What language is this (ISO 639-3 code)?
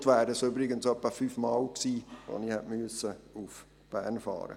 gsw